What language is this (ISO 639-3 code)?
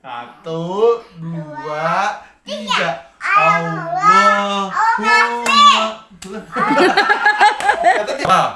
ind